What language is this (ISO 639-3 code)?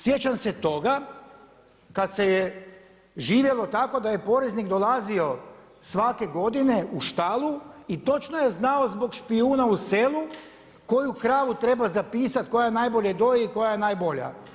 hrv